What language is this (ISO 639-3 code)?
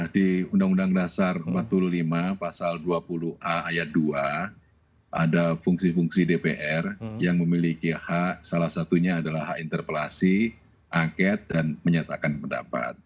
ind